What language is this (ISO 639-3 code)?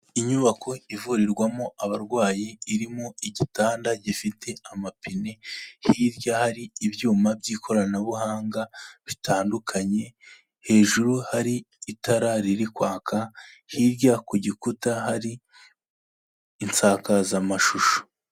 kin